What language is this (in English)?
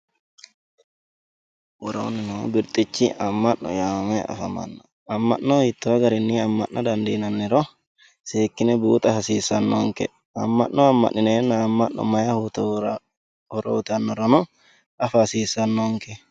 Sidamo